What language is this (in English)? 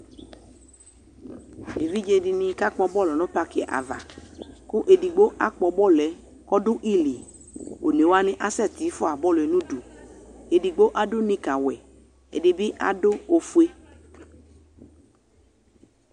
Ikposo